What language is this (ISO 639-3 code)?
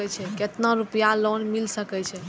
mai